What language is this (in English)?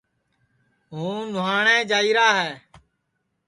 Sansi